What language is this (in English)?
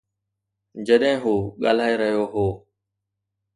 Sindhi